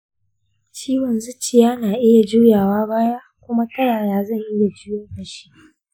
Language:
Hausa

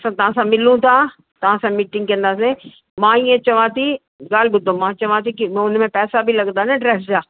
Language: Sindhi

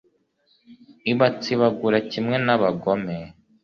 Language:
Kinyarwanda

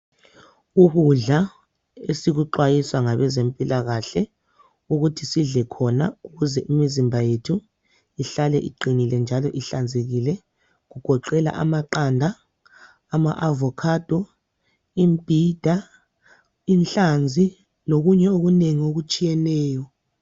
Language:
North Ndebele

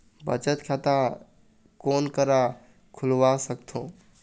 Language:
Chhattisgarhi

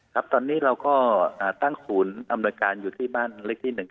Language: Thai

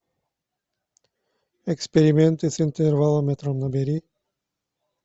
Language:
Russian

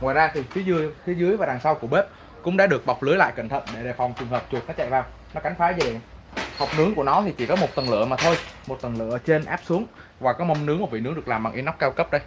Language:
Vietnamese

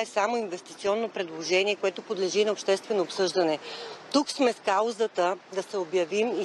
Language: Bulgarian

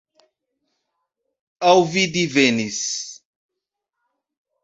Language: Esperanto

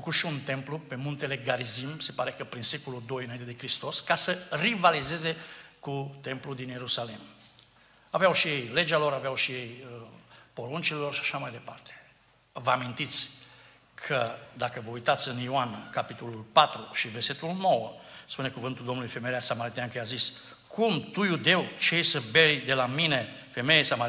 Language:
Romanian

